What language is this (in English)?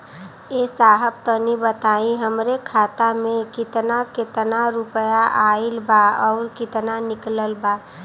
Bhojpuri